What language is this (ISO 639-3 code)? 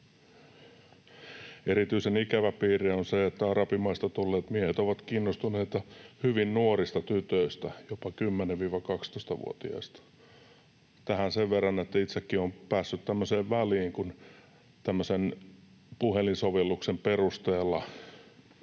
fin